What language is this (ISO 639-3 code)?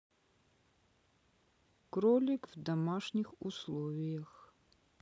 rus